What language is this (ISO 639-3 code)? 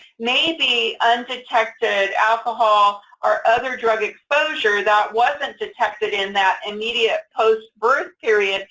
eng